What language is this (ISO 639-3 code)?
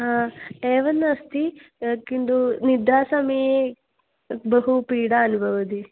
san